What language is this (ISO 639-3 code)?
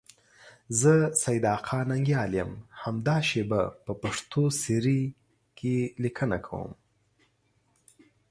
pus